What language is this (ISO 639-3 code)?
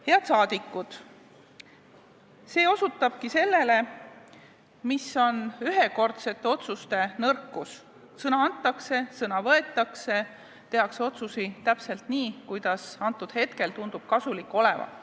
est